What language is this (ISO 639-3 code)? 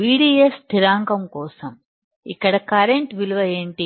tel